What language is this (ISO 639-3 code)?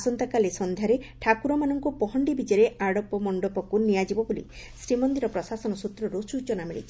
ori